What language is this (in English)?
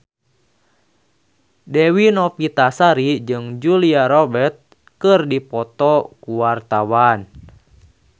Sundanese